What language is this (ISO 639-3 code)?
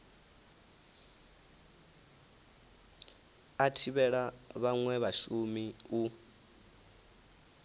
ven